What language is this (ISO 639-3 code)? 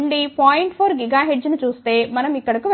tel